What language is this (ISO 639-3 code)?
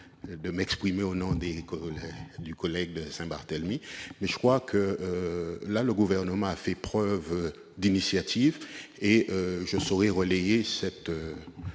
fra